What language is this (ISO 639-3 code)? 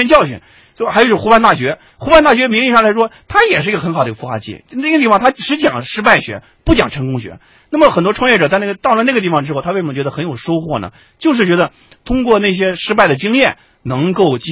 zho